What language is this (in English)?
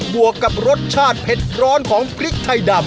Thai